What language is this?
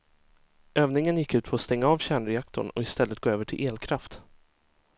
Swedish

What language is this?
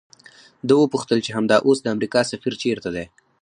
Pashto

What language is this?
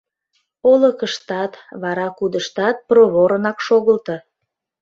Mari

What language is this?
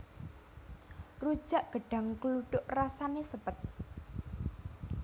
Javanese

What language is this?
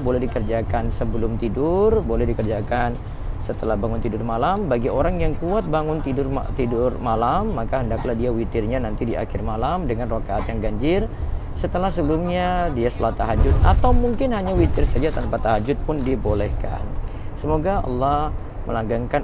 Indonesian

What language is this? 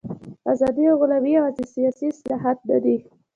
Pashto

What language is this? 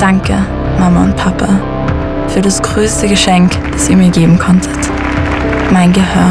German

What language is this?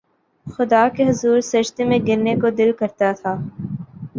Urdu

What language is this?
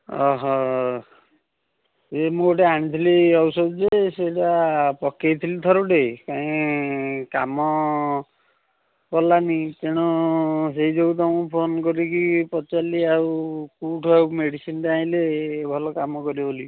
Odia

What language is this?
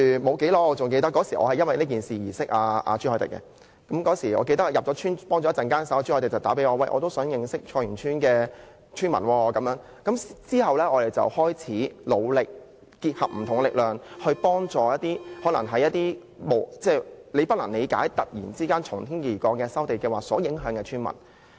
Cantonese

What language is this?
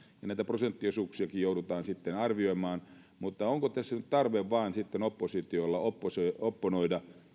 Finnish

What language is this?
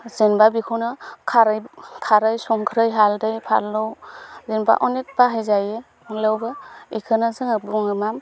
Bodo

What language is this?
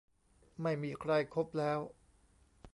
Thai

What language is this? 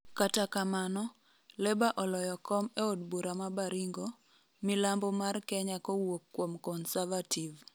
Luo (Kenya and Tanzania)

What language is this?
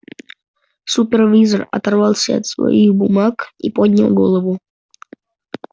Russian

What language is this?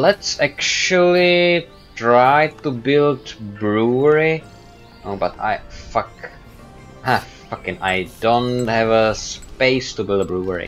English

